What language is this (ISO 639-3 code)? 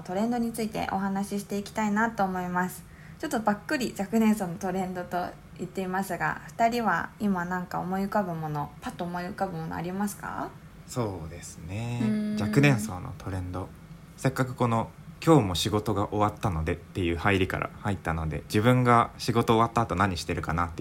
jpn